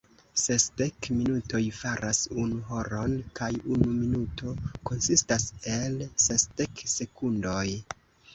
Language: Esperanto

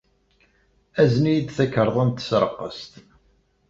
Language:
Kabyle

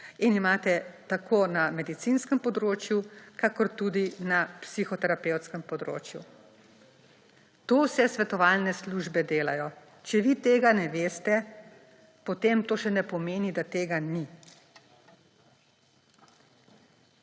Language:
Slovenian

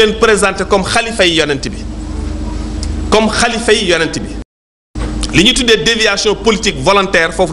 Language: French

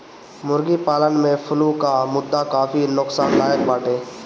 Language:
Bhojpuri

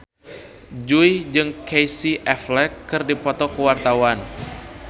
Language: Sundanese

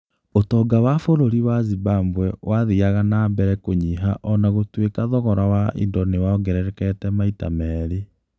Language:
Kikuyu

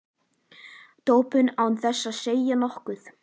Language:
Icelandic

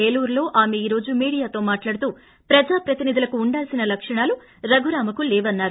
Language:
Telugu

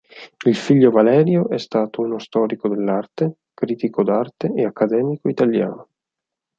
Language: Italian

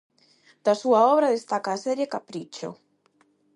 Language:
Galician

